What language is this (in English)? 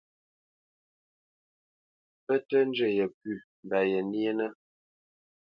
Bamenyam